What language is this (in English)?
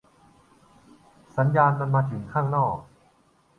Thai